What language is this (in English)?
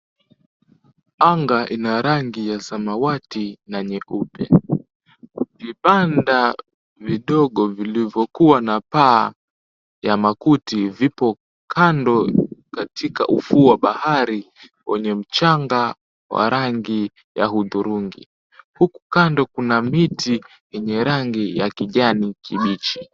Swahili